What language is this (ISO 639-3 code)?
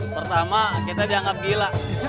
ind